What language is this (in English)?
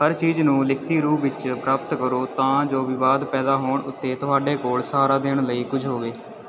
Punjabi